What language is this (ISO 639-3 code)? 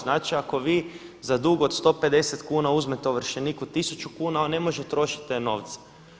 hrv